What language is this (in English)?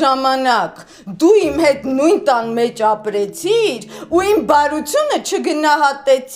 Romanian